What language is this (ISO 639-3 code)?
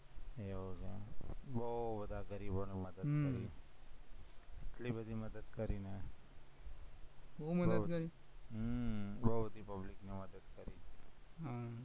guj